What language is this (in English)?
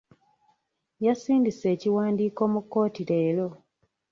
Ganda